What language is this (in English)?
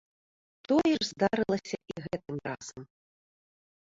Belarusian